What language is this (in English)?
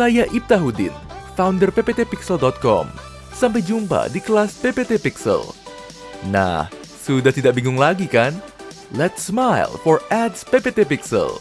Indonesian